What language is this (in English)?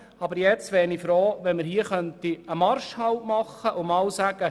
Swiss German